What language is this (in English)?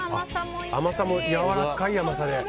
Japanese